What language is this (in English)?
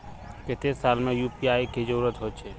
Magahi